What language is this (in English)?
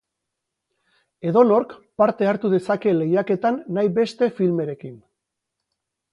Basque